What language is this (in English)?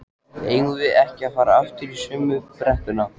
Icelandic